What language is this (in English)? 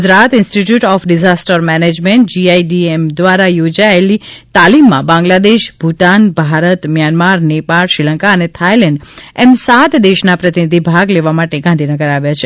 Gujarati